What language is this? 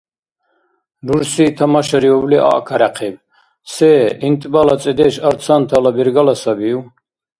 Dargwa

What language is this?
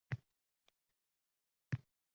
Uzbek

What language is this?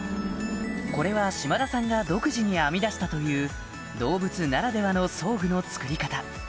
Japanese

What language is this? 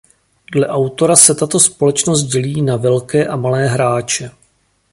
Czech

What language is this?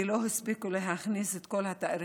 Hebrew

